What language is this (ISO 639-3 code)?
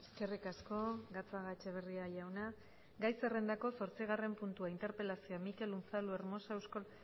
eus